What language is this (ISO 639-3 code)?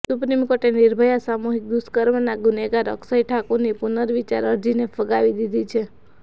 guj